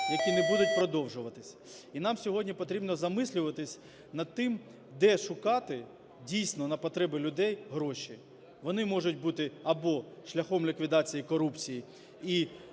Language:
Ukrainian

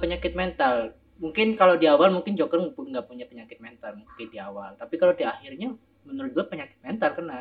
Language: Indonesian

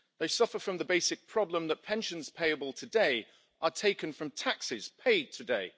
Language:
English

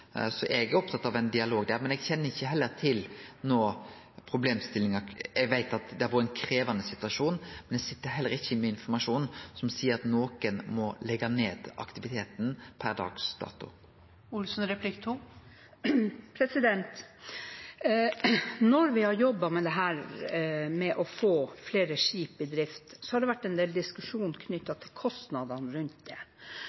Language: Norwegian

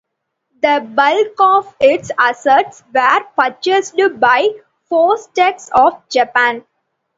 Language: English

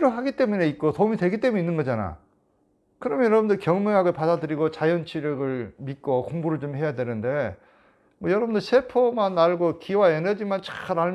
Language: Korean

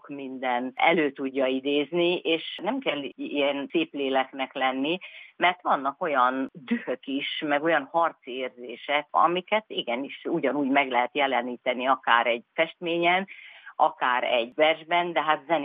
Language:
Hungarian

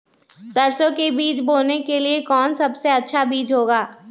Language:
Magahi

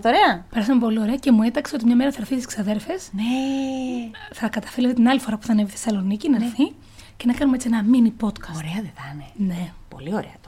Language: Greek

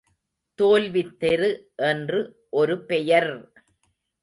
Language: Tamil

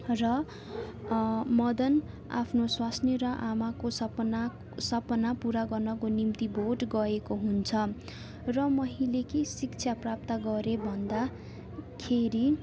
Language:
Nepali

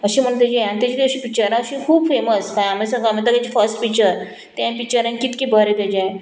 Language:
Konkani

